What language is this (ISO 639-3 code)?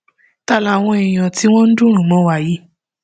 yor